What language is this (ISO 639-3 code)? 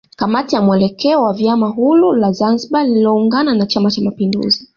swa